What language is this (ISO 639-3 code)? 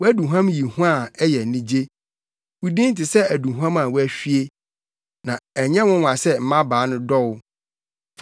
aka